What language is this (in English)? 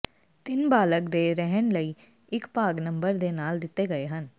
Punjabi